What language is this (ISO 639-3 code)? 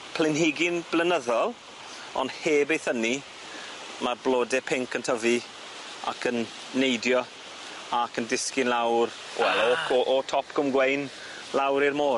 cym